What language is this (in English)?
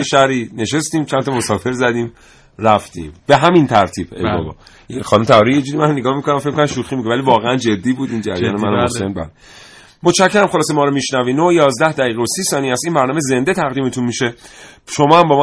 Persian